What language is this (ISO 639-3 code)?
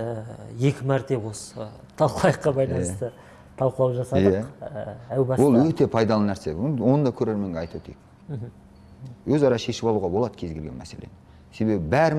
kaz